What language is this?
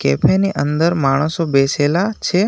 Gujarati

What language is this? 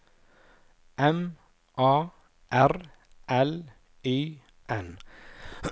Norwegian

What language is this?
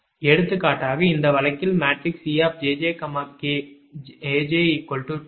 Tamil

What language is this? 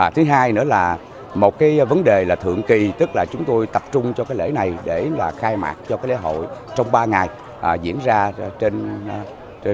Vietnamese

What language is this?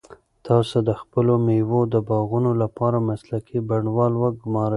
Pashto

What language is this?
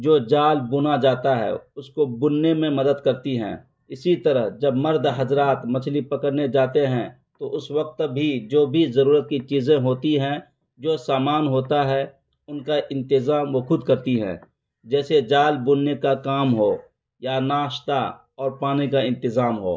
Urdu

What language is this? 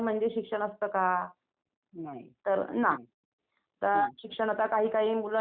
Marathi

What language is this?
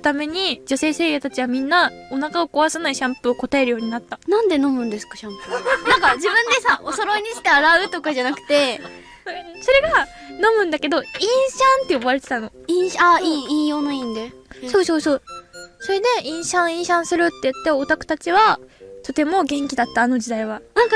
Japanese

